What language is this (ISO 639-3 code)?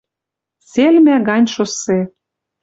mrj